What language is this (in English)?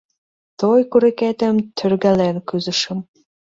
Mari